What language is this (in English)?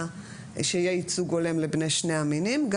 Hebrew